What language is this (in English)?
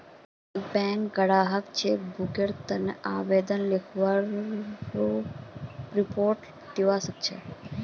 Magahi